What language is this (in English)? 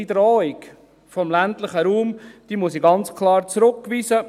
Swiss German